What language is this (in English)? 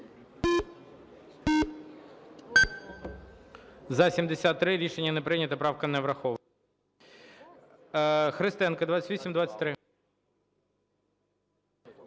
Ukrainian